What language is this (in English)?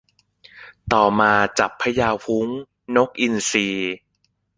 Thai